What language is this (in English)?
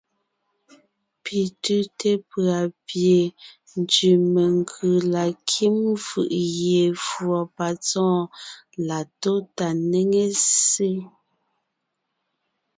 Ngiemboon